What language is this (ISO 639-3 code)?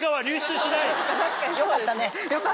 jpn